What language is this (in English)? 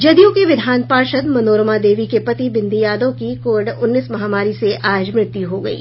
Hindi